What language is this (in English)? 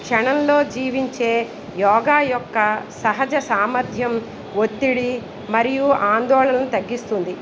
Telugu